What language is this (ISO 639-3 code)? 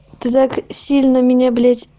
rus